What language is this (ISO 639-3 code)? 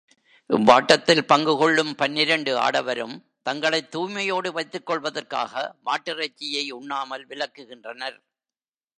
tam